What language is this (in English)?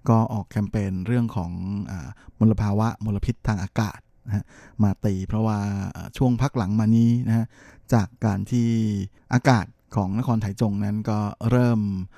Thai